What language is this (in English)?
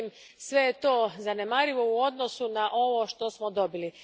Croatian